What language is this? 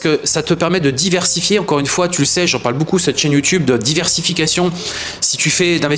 French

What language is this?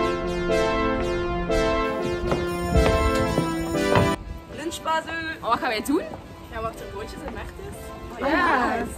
Dutch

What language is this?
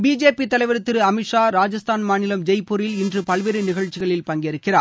Tamil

